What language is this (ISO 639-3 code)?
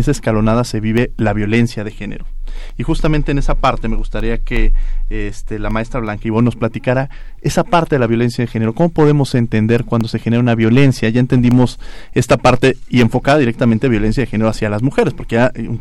spa